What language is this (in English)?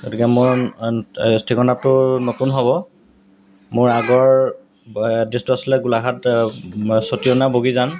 Assamese